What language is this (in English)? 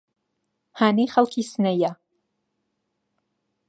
Central Kurdish